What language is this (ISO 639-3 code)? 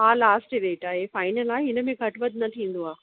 snd